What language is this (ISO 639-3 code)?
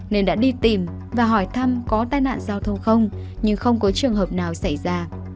vie